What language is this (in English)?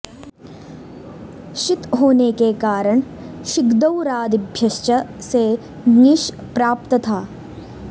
Sanskrit